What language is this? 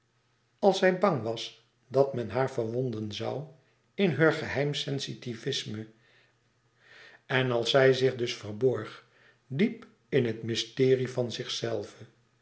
Dutch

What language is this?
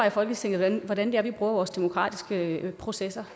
Danish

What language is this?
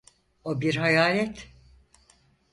Turkish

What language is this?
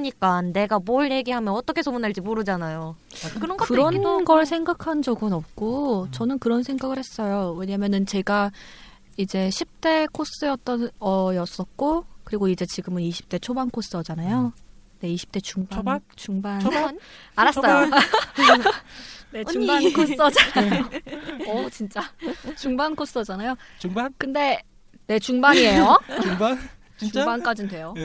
Korean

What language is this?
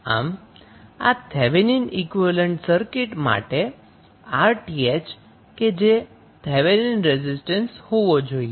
Gujarati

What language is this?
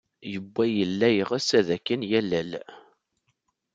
Kabyle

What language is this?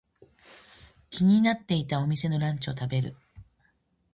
Japanese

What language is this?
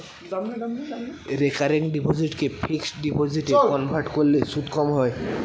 Bangla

